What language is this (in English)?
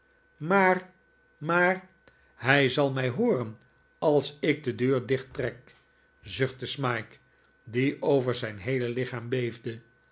Dutch